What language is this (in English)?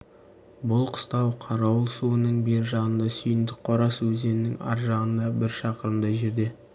Kazakh